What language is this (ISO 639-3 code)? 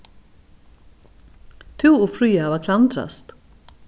fao